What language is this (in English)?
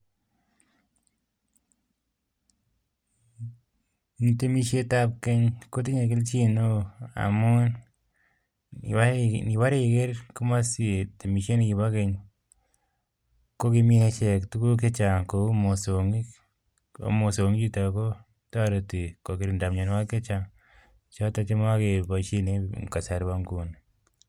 Kalenjin